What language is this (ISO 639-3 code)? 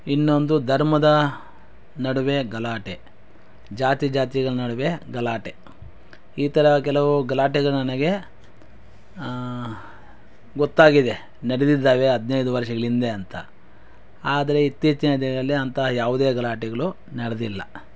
kan